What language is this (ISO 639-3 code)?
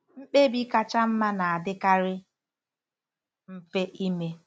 ibo